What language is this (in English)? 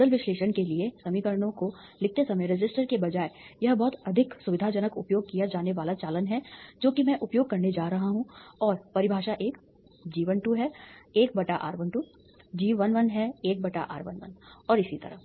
Hindi